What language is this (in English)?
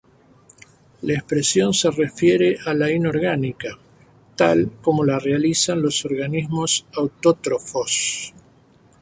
Spanish